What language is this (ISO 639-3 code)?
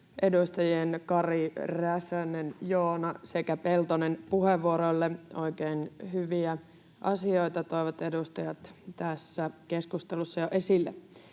fin